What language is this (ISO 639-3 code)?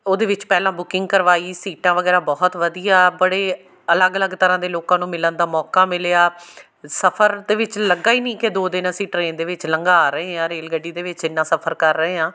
pan